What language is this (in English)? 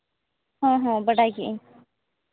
Santali